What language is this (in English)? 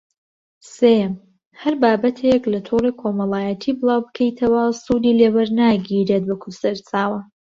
Central Kurdish